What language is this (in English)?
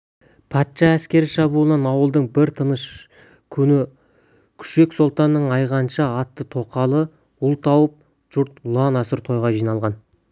Kazakh